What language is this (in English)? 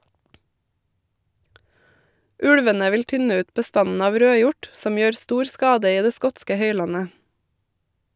Norwegian